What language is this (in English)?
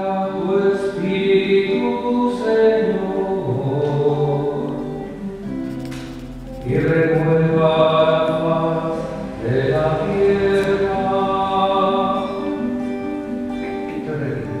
Greek